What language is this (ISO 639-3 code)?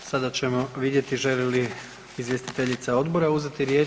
hrv